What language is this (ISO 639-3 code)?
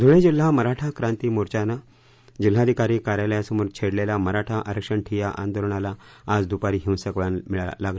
mar